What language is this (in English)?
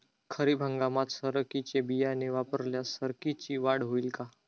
Marathi